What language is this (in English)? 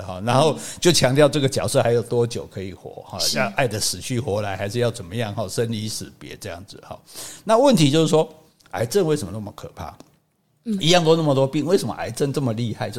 Chinese